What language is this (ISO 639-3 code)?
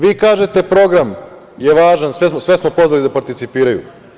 srp